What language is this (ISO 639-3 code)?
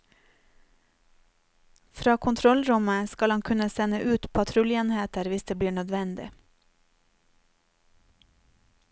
nor